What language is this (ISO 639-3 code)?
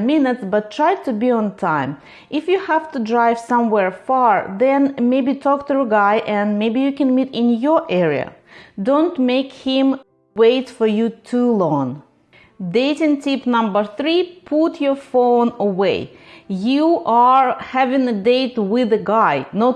eng